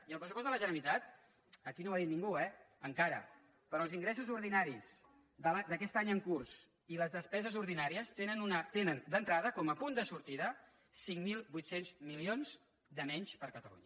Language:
Catalan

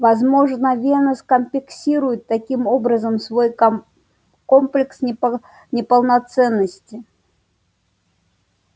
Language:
Russian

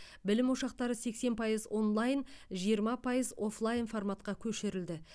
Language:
Kazakh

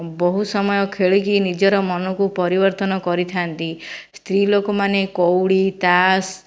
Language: Odia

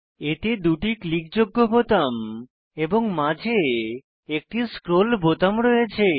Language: Bangla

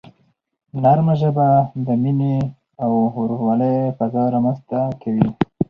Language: Pashto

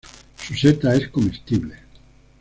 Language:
Spanish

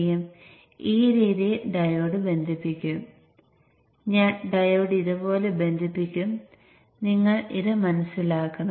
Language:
Malayalam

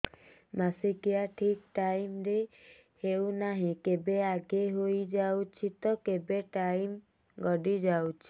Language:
Odia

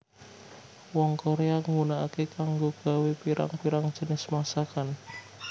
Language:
Javanese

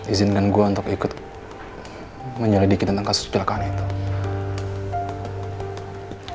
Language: Indonesian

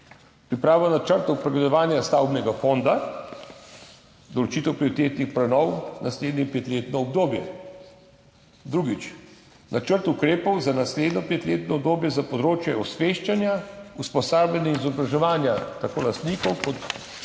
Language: Slovenian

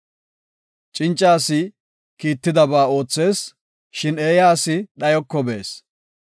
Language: Gofa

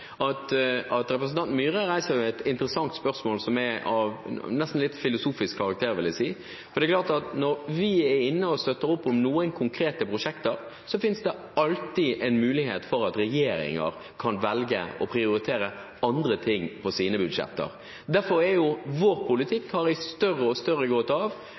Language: Norwegian Bokmål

